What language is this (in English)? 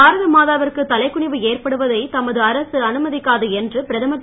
Tamil